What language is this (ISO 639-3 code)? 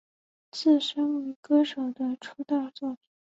zho